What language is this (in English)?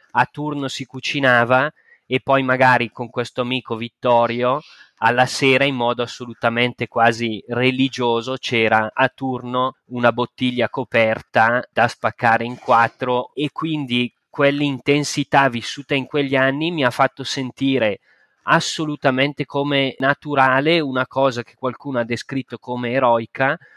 Italian